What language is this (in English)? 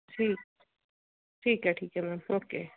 Punjabi